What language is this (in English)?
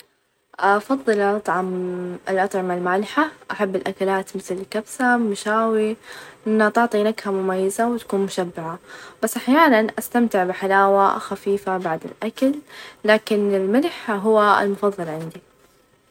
Najdi Arabic